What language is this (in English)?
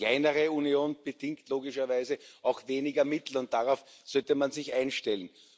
German